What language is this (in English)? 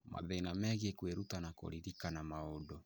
Kikuyu